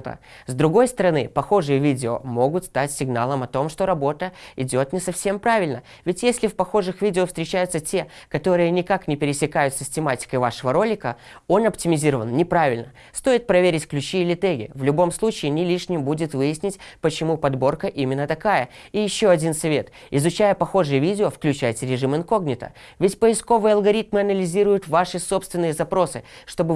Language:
Russian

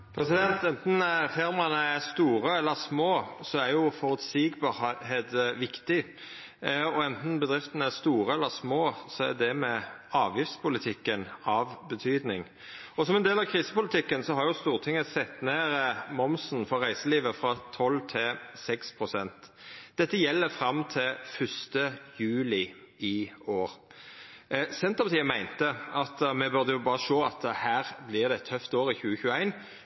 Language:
Norwegian Nynorsk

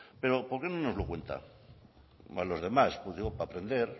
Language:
Spanish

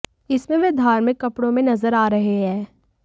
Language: Hindi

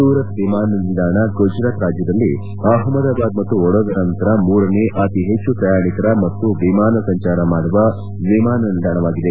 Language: Kannada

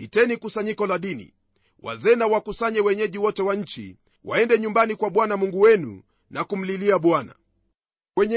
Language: Swahili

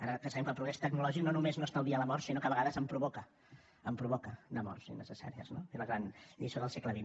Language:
Catalan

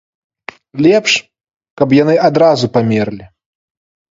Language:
Belarusian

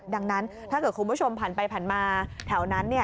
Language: Thai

